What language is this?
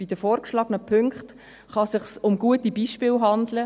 Swiss German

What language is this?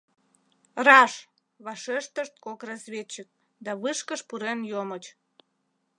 Mari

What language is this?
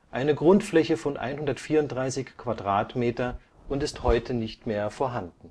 German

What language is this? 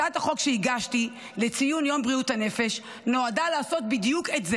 Hebrew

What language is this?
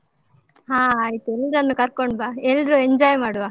Kannada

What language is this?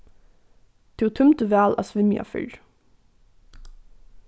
Faroese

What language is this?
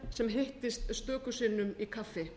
Icelandic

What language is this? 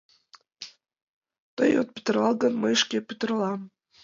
Mari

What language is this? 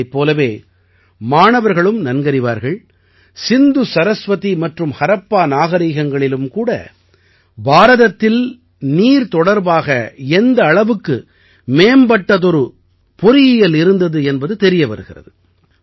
Tamil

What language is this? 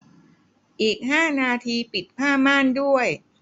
Thai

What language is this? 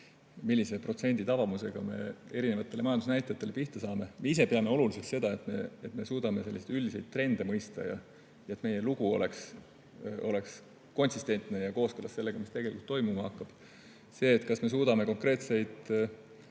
Estonian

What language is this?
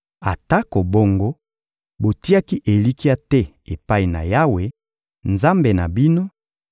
Lingala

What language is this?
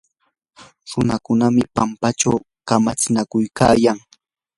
Yanahuanca Pasco Quechua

